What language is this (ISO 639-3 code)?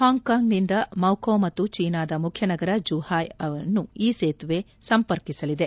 kan